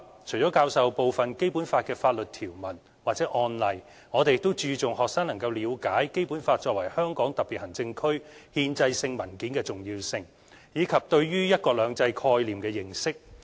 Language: Cantonese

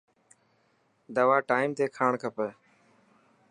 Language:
Dhatki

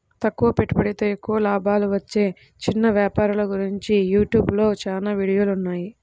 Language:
Telugu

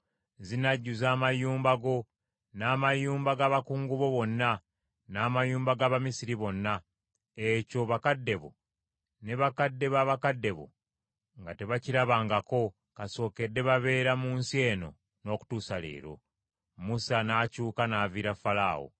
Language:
Ganda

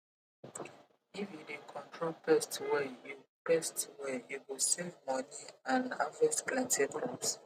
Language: Nigerian Pidgin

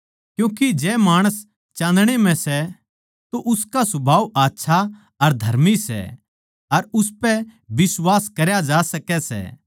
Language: Haryanvi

